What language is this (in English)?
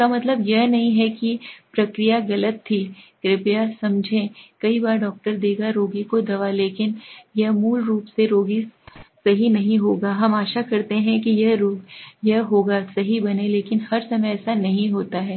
Hindi